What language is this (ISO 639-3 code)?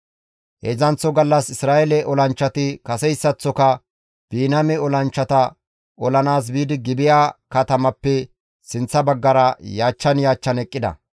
gmv